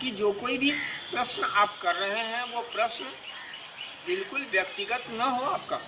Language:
Hindi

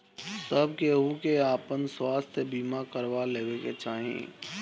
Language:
Bhojpuri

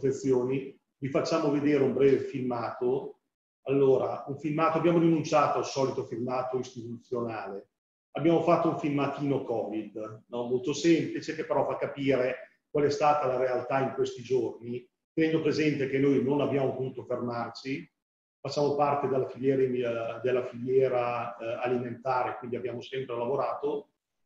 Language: Italian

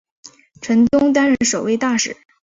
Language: Chinese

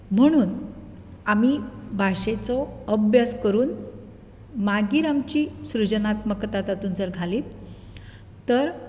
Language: Konkani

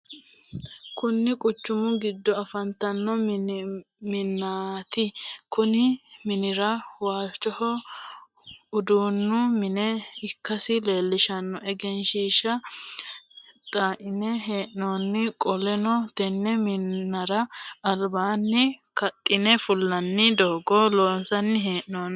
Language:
Sidamo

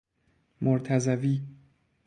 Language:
Persian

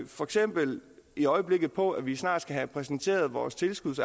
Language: Danish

